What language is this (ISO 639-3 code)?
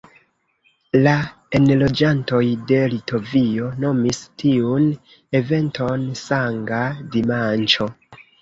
epo